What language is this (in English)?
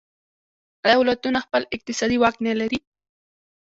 Pashto